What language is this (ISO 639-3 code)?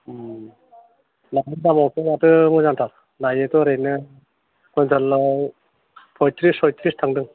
brx